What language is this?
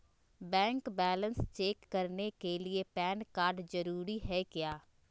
Magahi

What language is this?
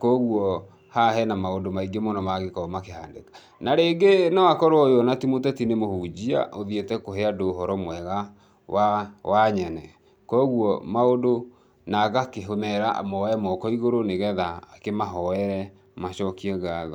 Kikuyu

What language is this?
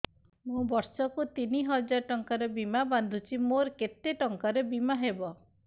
Odia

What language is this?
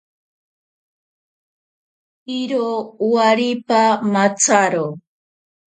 Ashéninka Perené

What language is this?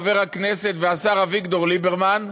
Hebrew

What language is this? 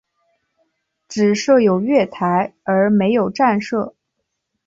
Chinese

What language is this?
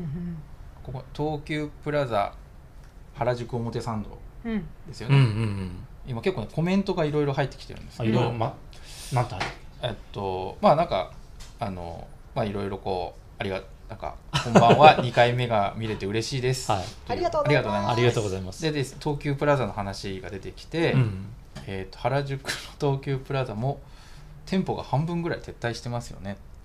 Japanese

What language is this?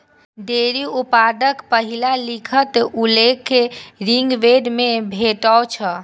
Maithili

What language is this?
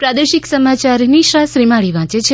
Gujarati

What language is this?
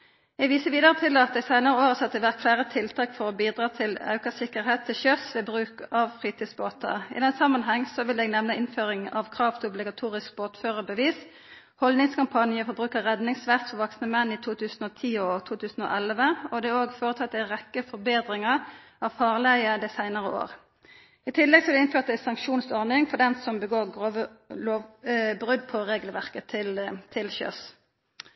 Norwegian Nynorsk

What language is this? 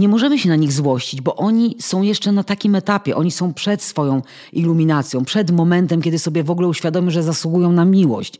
Polish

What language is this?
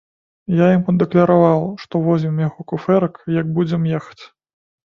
Belarusian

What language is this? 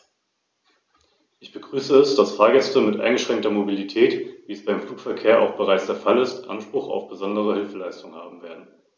German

